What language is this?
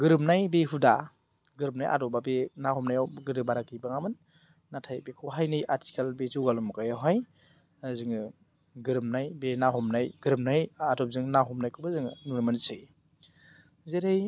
Bodo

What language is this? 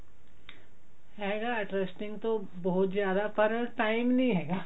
Punjabi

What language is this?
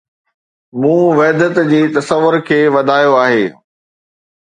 Sindhi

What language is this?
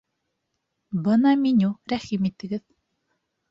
Bashkir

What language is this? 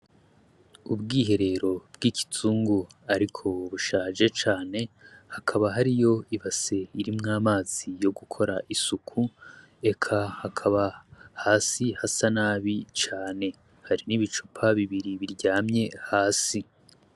Rundi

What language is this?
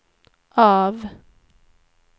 Swedish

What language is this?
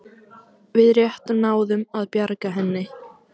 Icelandic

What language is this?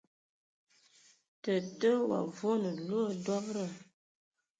Ewondo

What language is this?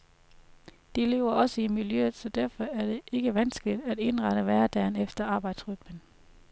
Danish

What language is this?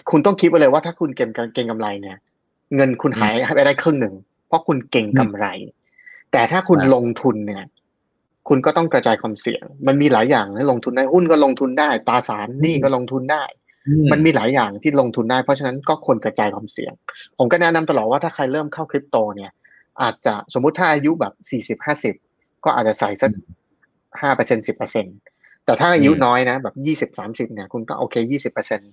Thai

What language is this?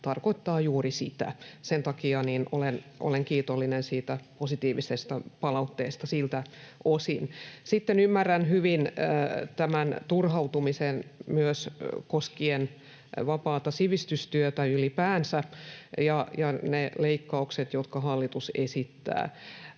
Finnish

